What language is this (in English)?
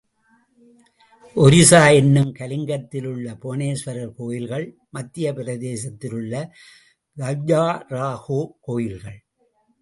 Tamil